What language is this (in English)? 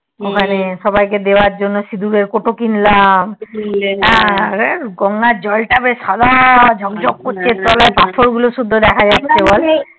Bangla